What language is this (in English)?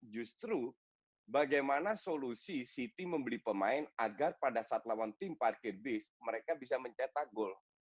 Indonesian